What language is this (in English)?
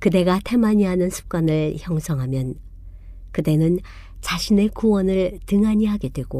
Korean